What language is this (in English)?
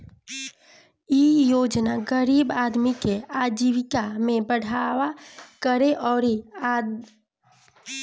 Bhojpuri